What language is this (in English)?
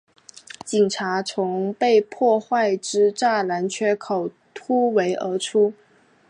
Chinese